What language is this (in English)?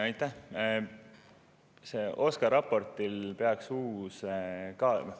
Estonian